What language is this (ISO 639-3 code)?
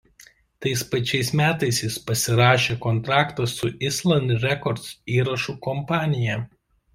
lit